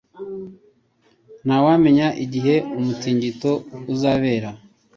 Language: Kinyarwanda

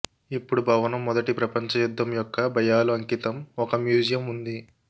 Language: Telugu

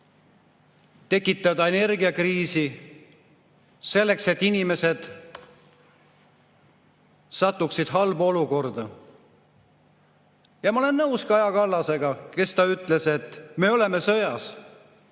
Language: Estonian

